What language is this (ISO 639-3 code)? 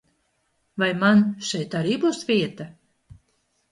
lav